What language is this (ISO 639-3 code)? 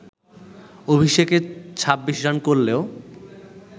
ben